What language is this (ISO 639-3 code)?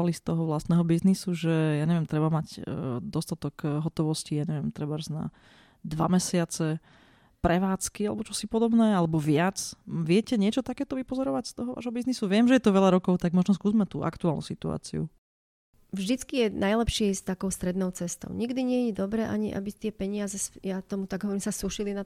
slk